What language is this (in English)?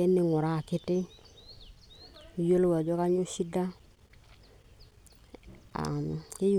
Masai